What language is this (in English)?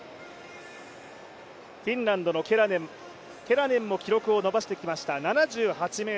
Japanese